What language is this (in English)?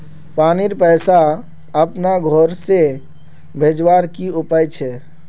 Magahi